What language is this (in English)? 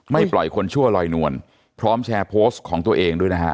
Thai